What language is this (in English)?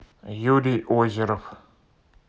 Russian